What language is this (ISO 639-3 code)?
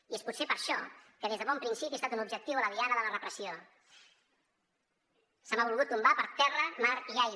cat